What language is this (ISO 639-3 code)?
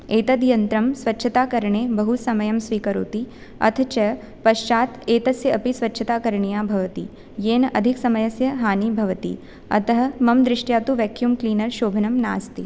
san